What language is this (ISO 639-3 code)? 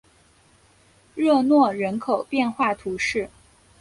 zho